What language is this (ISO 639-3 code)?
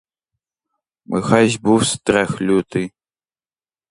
ukr